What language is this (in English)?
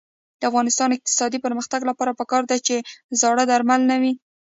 Pashto